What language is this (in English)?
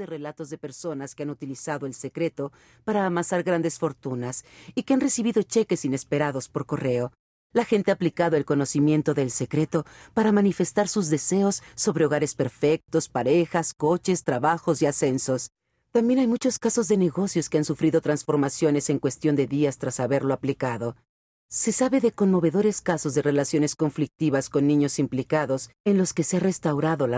Spanish